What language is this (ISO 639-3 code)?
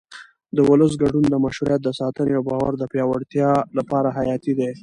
pus